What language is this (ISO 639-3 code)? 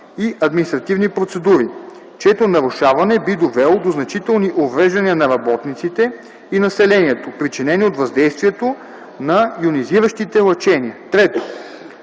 bul